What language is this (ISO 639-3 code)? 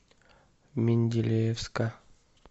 rus